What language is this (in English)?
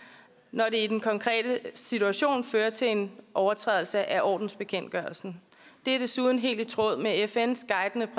Danish